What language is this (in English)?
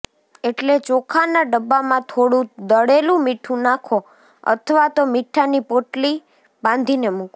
Gujarati